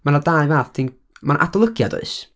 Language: Welsh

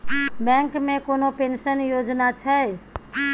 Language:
Maithili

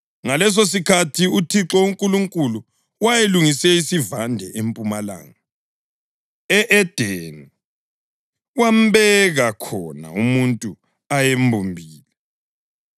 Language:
North Ndebele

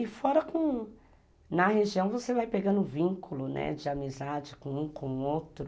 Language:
Portuguese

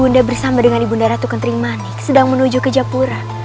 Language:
Indonesian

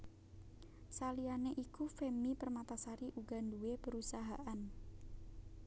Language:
Javanese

